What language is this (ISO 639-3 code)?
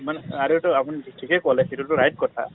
asm